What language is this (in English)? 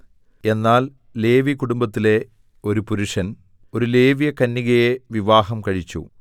Malayalam